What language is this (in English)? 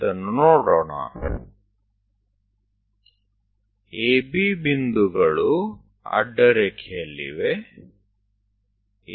Gujarati